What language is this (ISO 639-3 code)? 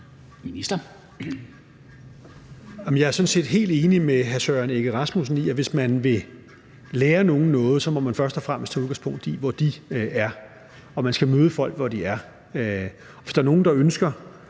dan